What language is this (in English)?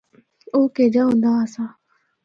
Northern Hindko